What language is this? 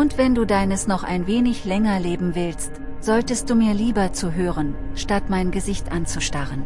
German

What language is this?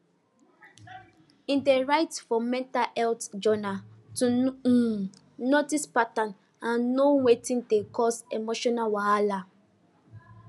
Nigerian Pidgin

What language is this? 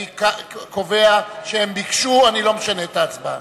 Hebrew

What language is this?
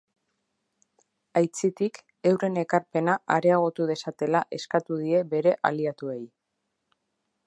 Basque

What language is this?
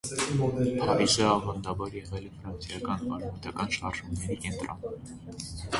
Armenian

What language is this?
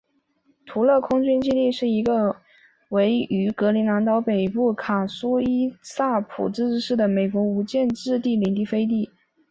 Chinese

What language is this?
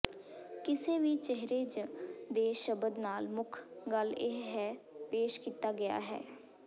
Punjabi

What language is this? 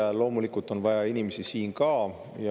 Estonian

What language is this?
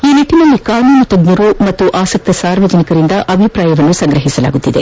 Kannada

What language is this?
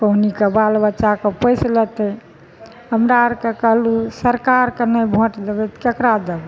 Maithili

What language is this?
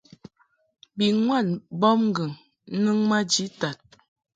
Mungaka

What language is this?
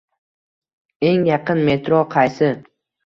Uzbek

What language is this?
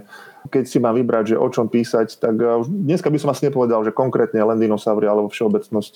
Slovak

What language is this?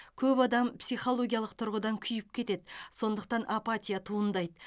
Kazakh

